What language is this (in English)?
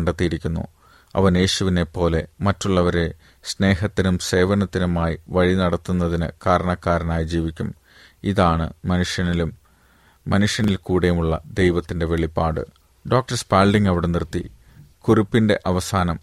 Malayalam